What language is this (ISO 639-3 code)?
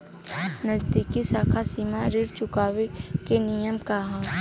bho